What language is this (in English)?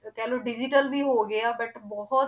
Punjabi